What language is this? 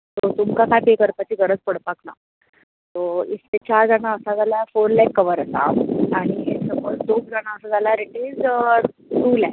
Konkani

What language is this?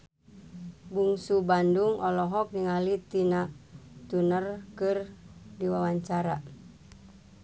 Sundanese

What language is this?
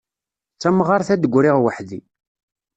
Kabyle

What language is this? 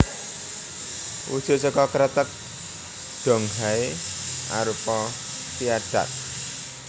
Javanese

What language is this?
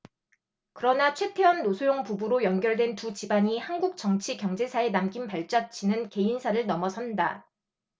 Korean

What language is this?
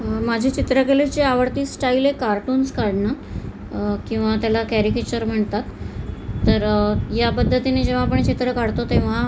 Marathi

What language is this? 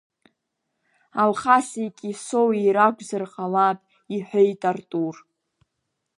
Abkhazian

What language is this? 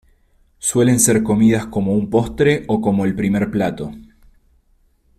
Spanish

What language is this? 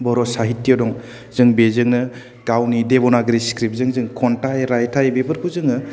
Bodo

